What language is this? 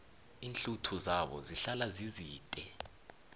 South Ndebele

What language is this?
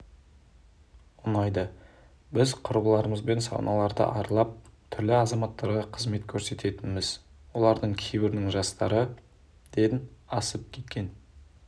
Kazakh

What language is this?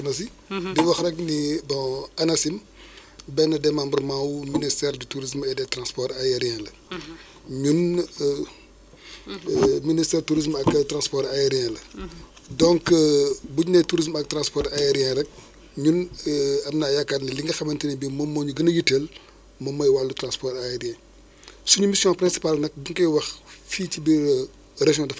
Wolof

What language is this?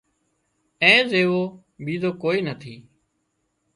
Wadiyara Koli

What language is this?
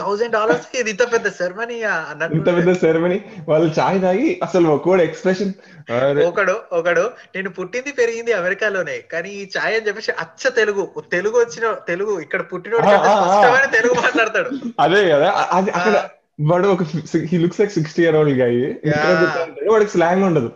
Telugu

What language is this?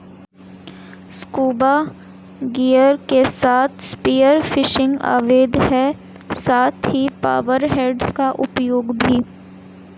Hindi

